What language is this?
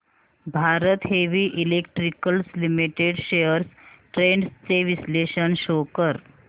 Marathi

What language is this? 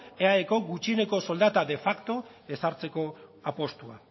Basque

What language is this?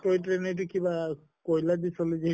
Assamese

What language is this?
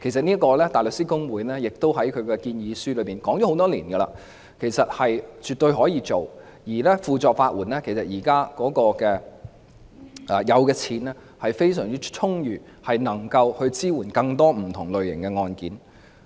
Cantonese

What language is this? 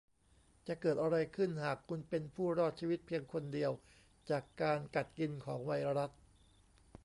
Thai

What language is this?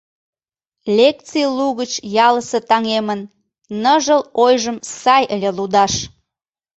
Mari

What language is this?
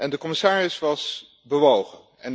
Dutch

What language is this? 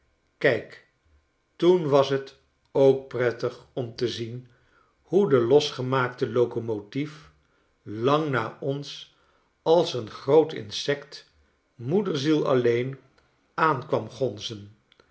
Dutch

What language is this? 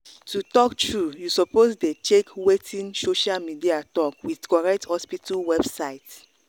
Nigerian Pidgin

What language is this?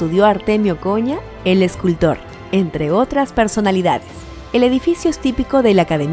Spanish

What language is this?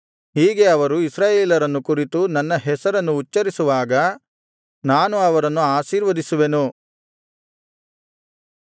Kannada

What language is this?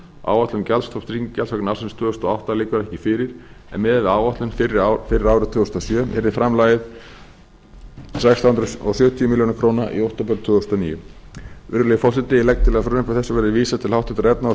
Icelandic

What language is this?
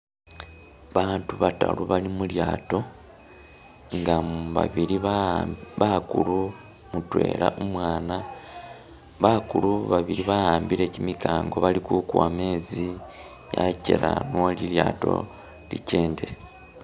Masaaba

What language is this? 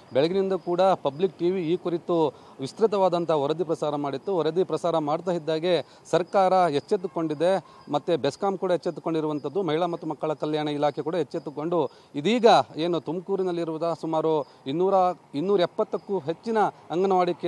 Kannada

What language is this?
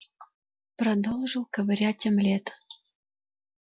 Russian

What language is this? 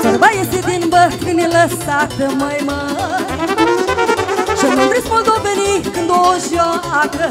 Romanian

